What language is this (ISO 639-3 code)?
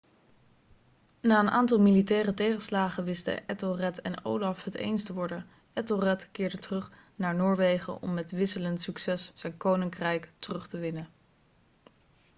nld